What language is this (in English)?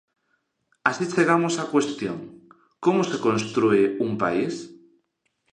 Galician